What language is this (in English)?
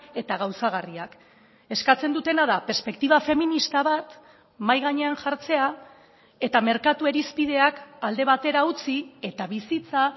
Basque